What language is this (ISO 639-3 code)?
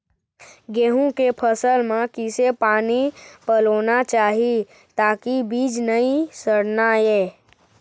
hne